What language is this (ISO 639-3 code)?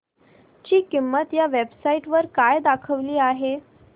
mar